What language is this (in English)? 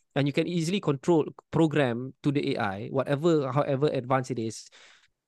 Malay